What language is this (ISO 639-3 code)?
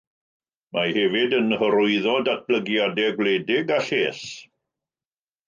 cym